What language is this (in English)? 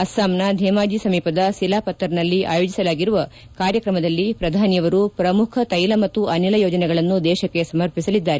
Kannada